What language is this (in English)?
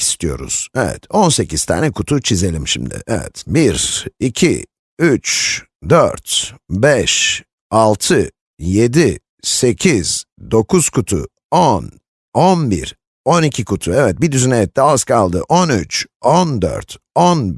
Turkish